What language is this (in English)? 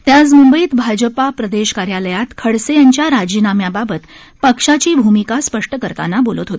Marathi